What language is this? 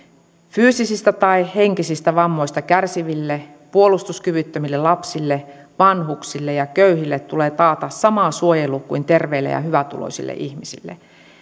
Finnish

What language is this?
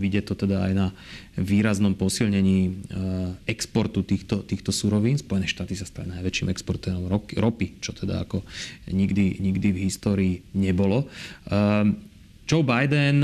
Slovak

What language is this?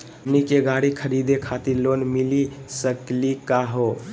Magahi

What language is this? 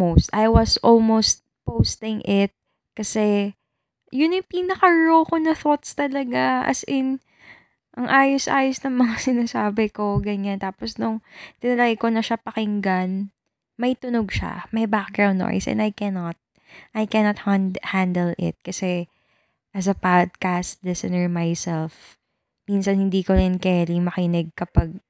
Filipino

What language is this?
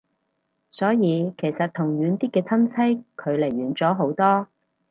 Cantonese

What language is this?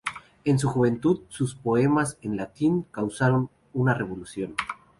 Spanish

